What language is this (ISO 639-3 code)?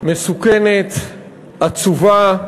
heb